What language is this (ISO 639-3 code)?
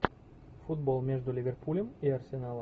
rus